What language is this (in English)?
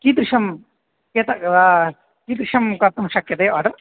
Sanskrit